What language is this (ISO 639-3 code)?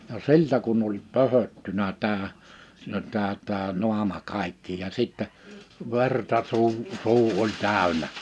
fin